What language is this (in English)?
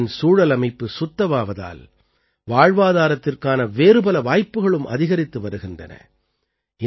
Tamil